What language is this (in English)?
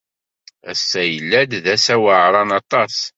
Kabyle